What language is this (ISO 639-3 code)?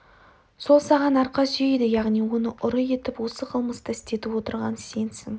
kaz